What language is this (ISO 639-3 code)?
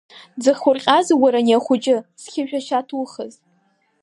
abk